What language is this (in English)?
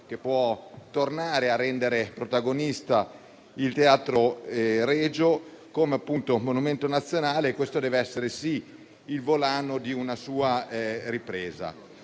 Italian